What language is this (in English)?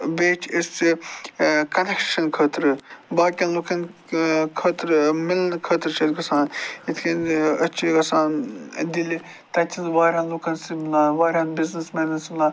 Kashmiri